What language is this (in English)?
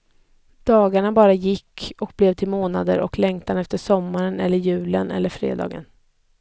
Swedish